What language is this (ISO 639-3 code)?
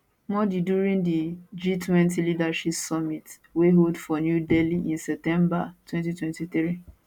pcm